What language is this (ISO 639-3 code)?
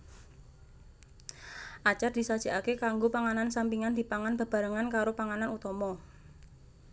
jav